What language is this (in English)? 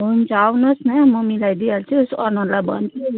Nepali